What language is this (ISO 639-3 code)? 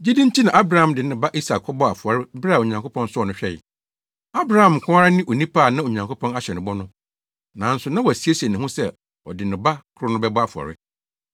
aka